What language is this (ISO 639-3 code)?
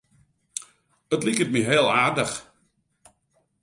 fry